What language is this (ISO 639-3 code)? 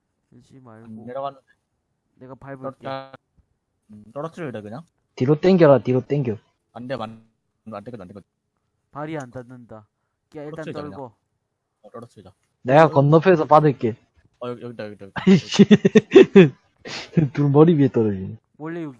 kor